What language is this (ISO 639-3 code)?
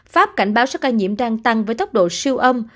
vie